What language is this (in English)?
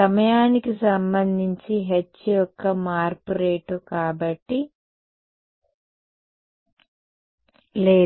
Telugu